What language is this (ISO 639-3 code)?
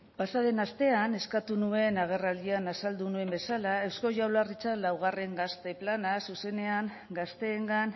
eus